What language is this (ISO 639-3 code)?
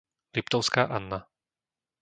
slk